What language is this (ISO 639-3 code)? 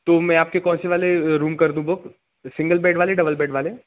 hin